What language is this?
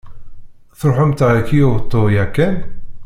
Kabyle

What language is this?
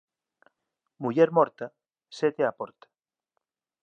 Galician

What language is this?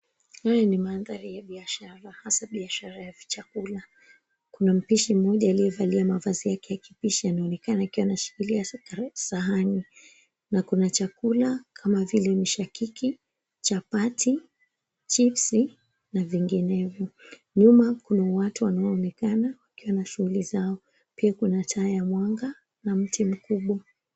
Swahili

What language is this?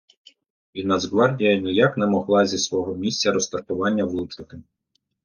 Ukrainian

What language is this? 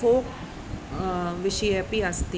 Sanskrit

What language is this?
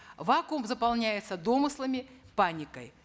Kazakh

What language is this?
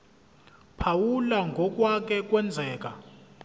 Zulu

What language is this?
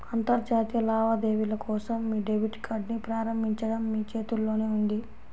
Telugu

